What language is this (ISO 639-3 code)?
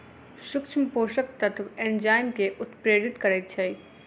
mai